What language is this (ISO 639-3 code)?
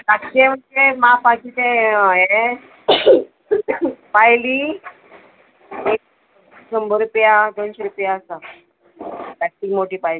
kok